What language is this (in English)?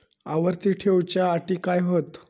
Marathi